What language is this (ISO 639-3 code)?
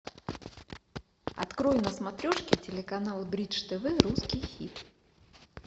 rus